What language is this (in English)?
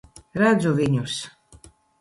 Latvian